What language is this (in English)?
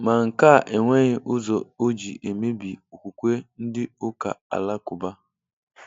Igbo